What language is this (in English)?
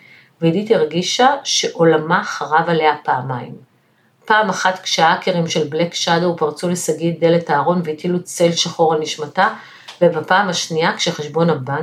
Hebrew